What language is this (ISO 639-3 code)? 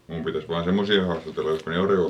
fin